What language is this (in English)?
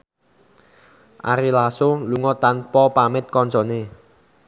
Javanese